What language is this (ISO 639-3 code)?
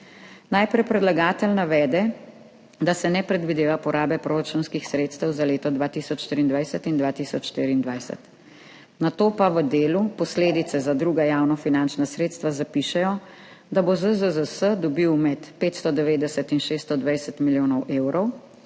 slv